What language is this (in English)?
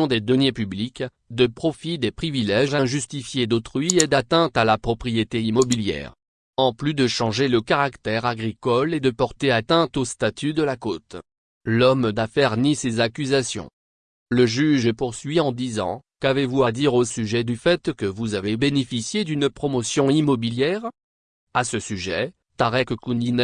French